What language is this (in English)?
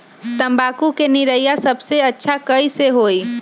Magahi